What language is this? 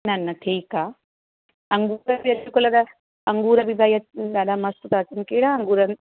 Sindhi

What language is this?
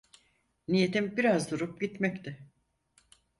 Turkish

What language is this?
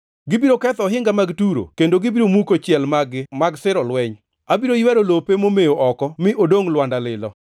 Luo (Kenya and Tanzania)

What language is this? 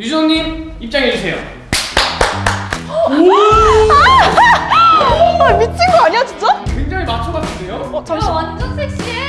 Korean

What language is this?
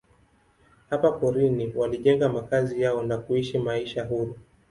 Swahili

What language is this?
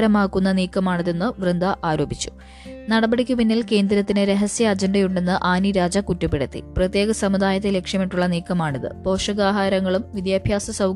Malayalam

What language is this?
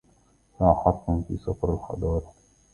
Arabic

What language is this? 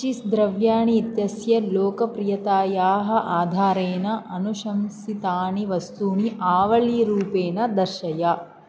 Sanskrit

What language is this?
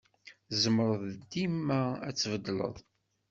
Kabyle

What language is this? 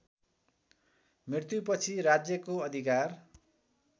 Nepali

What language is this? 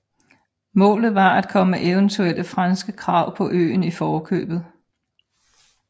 Danish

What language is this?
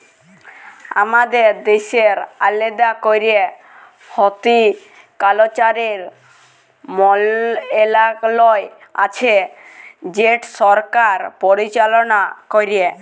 Bangla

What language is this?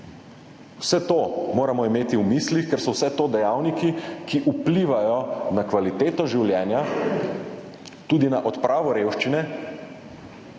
Slovenian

